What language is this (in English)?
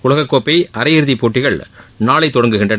Tamil